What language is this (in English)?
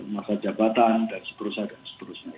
Indonesian